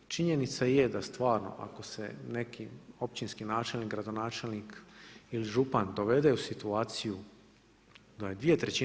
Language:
Croatian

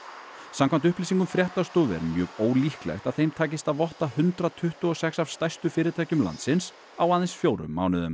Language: Icelandic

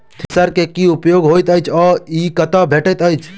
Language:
Maithili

